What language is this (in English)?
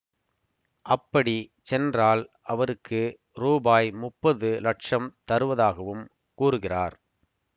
Tamil